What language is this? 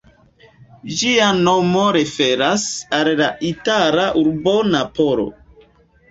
Esperanto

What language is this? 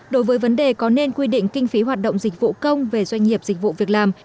Vietnamese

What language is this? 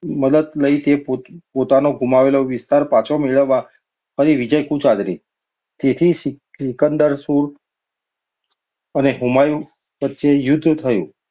Gujarati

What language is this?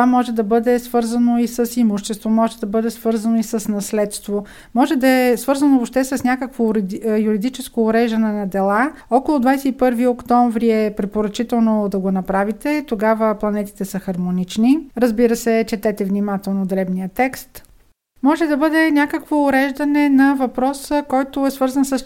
Bulgarian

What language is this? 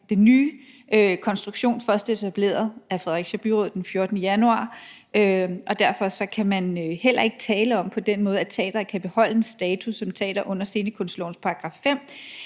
Danish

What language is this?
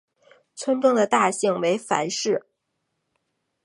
Chinese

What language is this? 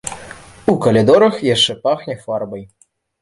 Belarusian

